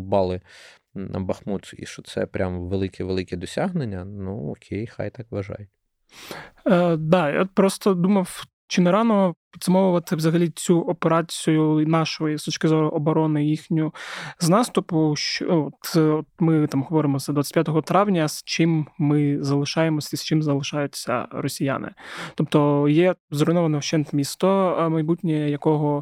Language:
Ukrainian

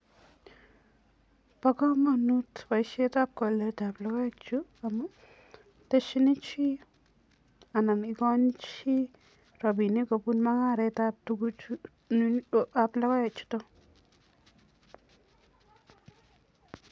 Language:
Kalenjin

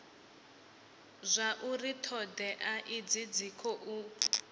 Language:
Venda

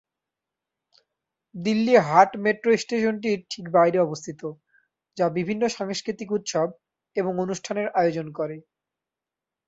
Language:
Bangla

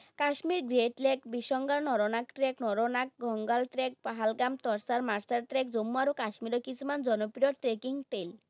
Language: Assamese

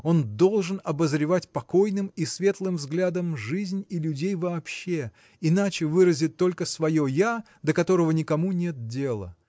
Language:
Russian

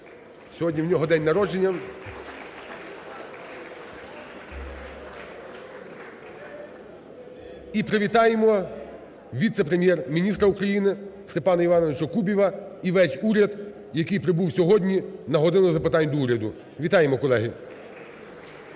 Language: Ukrainian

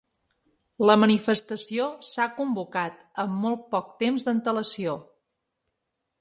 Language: Catalan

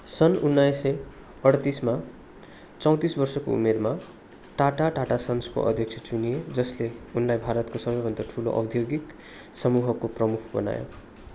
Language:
Nepali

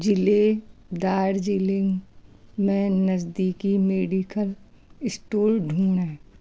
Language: Hindi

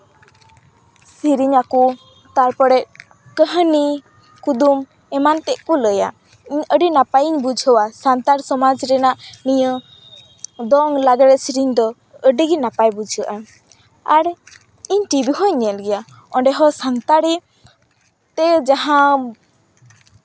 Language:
Santali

